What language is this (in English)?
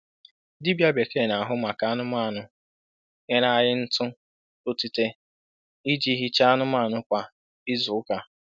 Igbo